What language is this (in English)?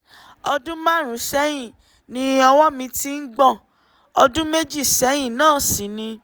Yoruba